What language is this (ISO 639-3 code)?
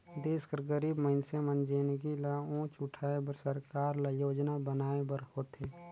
hne